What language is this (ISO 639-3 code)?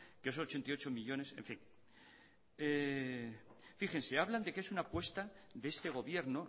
spa